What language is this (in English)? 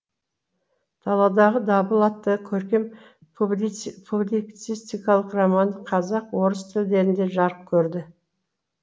Kazakh